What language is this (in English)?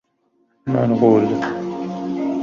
Persian